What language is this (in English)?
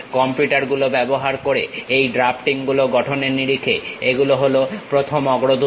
Bangla